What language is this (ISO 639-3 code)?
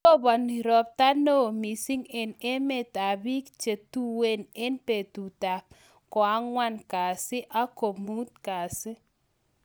kln